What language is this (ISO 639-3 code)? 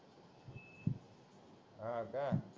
mar